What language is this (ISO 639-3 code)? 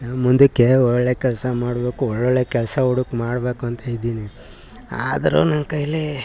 kan